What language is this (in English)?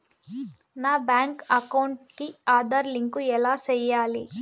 Telugu